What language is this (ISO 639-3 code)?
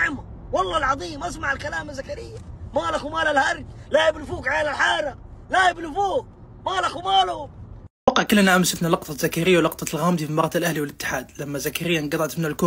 ara